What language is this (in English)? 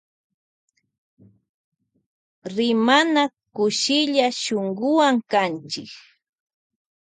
Loja Highland Quichua